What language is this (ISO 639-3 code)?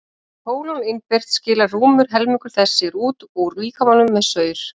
isl